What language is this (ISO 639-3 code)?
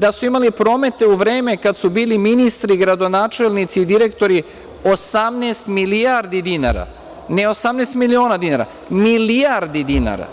srp